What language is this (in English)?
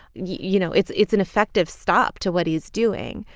English